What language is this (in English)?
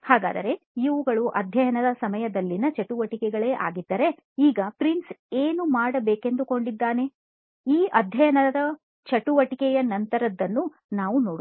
Kannada